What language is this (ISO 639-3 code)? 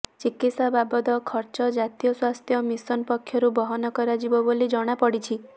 ori